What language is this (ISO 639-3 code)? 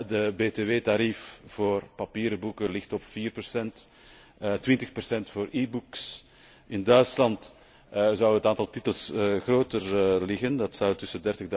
nld